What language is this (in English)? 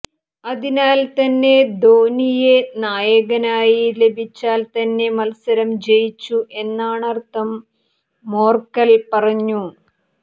Malayalam